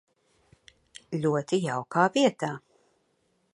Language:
Latvian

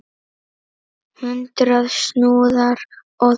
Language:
Icelandic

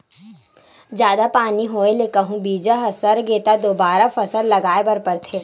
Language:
Chhattisgarhi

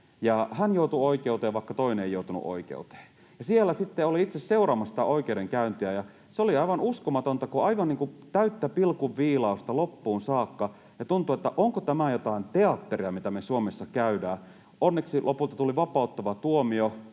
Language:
Finnish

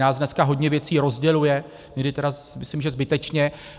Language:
Czech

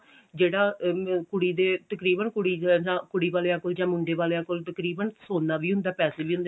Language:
Punjabi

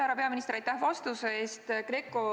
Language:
Estonian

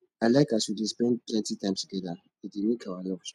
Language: Nigerian Pidgin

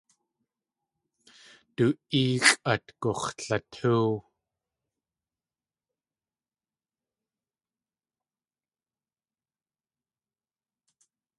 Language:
Tlingit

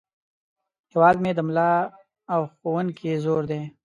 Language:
Pashto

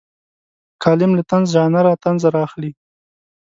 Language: Pashto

